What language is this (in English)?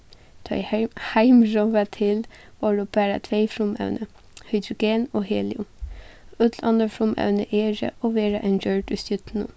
Faroese